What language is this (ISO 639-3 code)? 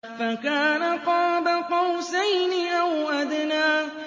ara